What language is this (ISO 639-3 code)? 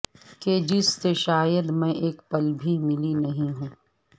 urd